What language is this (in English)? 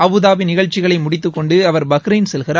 Tamil